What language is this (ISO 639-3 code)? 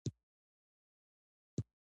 pus